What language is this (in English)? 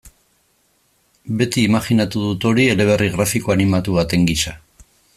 Basque